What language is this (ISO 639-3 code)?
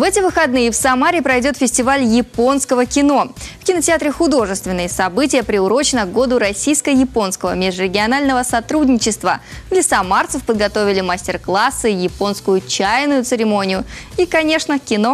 rus